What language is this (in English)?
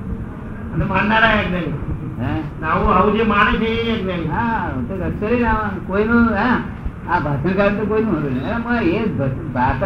Gujarati